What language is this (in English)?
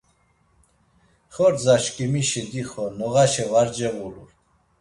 Laz